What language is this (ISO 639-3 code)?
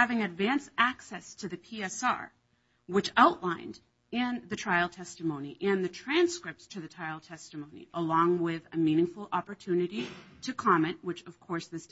eng